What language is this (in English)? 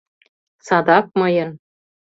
Mari